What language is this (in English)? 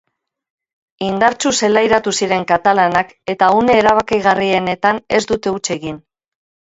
Basque